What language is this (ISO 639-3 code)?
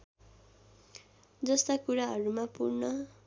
nep